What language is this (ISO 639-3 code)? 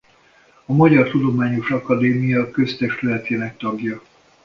hun